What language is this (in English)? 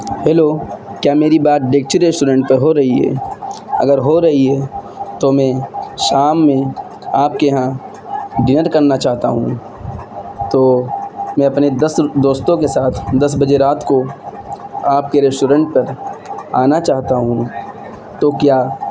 Urdu